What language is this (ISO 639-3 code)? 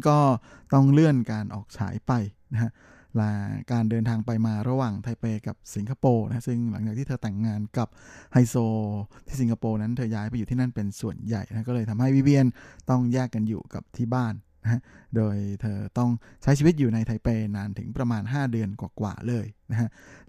tha